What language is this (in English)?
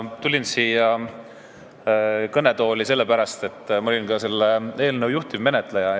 Estonian